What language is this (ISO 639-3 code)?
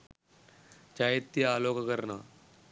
sin